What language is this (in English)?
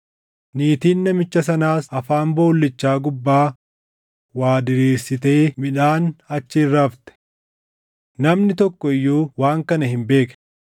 Oromo